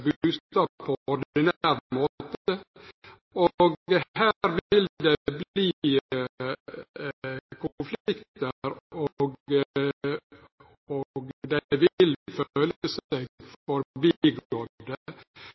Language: Norwegian Nynorsk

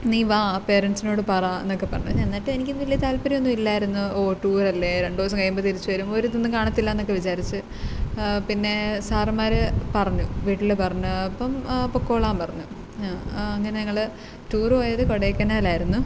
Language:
Malayalam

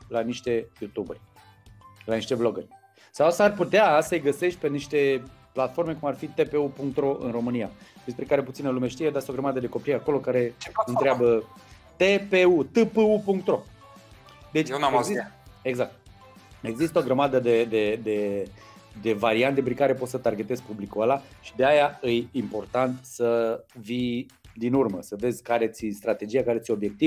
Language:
Romanian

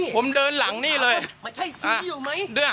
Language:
Thai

